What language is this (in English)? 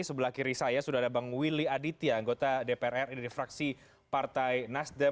Indonesian